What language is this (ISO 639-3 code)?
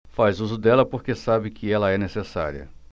por